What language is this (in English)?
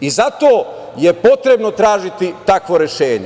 Serbian